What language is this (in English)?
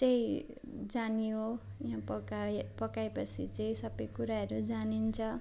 Nepali